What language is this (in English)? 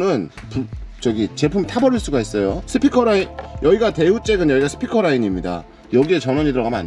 Korean